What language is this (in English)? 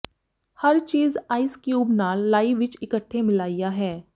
Punjabi